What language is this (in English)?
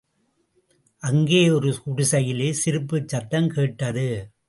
Tamil